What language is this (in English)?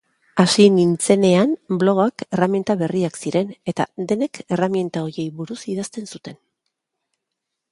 Basque